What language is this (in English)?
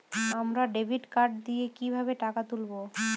Bangla